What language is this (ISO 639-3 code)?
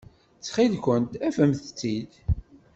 kab